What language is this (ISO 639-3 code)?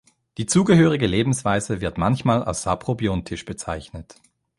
deu